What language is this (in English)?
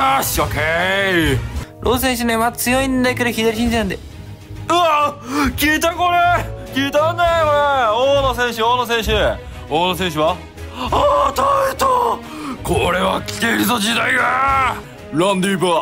Japanese